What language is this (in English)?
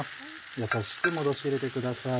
Japanese